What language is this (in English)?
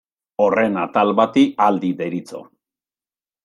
Basque